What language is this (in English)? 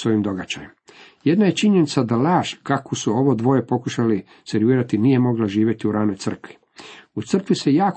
Croatian